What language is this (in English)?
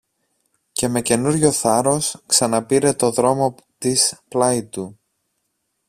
Greek